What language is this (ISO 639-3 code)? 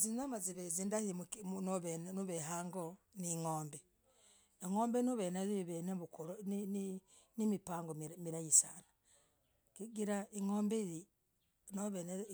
rag